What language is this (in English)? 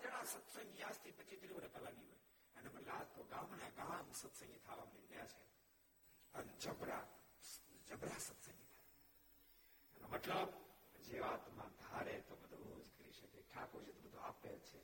Gujarati